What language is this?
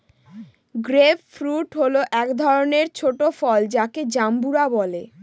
Bangla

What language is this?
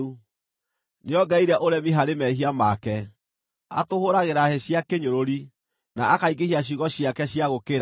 Kikuyu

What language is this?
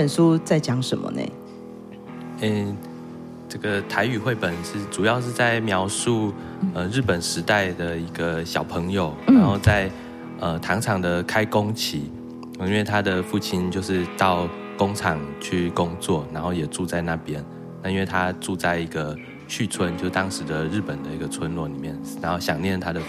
Chinese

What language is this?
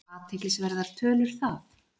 Icelandic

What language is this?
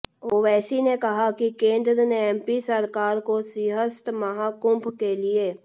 Hindi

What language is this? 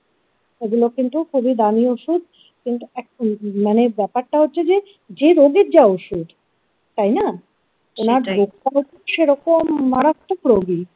Bangla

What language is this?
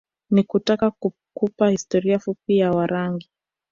Swahili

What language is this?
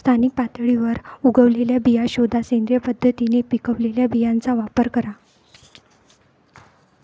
Marathi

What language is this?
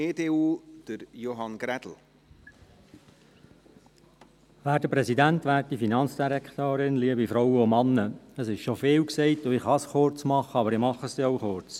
Swiss German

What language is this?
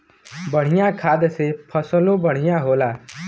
Bhojpuri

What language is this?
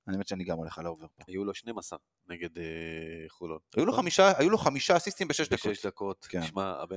Hebrew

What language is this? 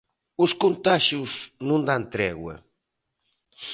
Galician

